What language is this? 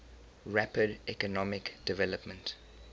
English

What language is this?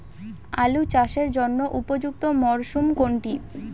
Bangla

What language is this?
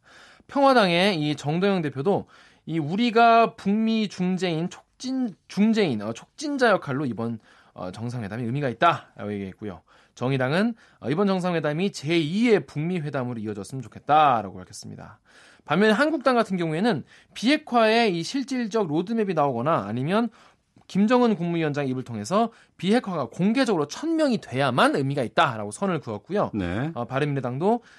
Korean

